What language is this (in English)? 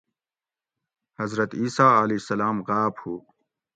Gawri